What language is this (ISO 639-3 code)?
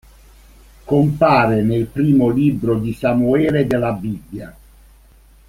ita